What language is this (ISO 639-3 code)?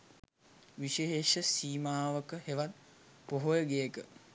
sin